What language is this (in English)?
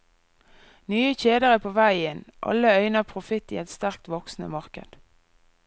Norwegian